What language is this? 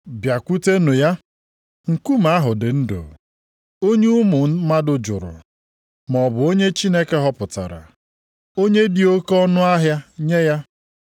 Igbo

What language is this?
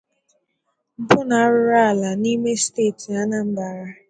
Igbo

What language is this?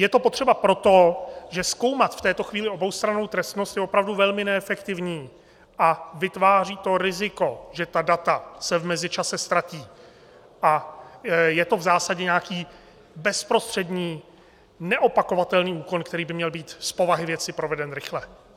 Czech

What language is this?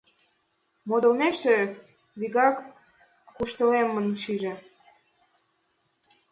Mari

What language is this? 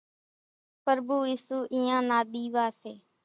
Kachi Koli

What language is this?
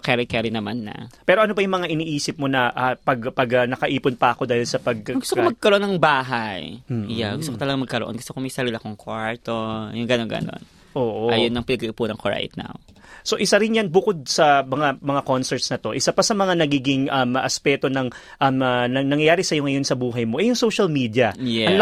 Filipino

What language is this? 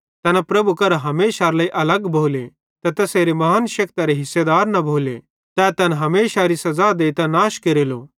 Bhadrawahi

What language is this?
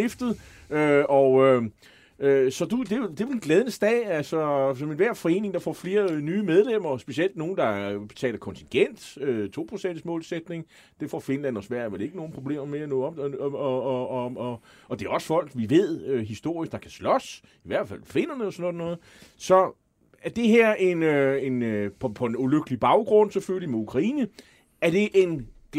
Danish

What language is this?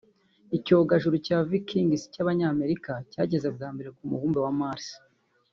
Kinyarwanda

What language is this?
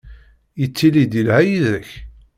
Kabyle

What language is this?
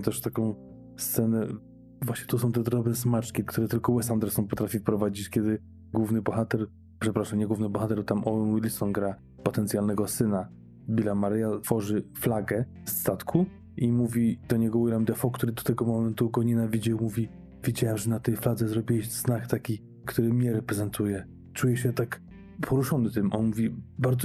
Polish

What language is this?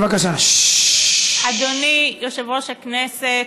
Hebrew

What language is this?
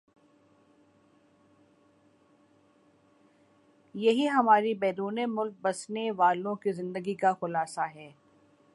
Urdu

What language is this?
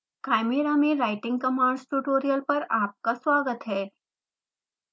Hindi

